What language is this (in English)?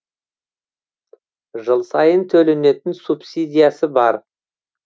Kazakh